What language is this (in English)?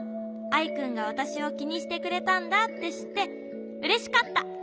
Japanese